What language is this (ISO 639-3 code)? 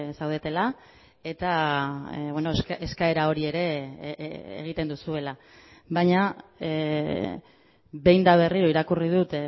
eus